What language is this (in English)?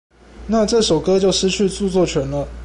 Chinese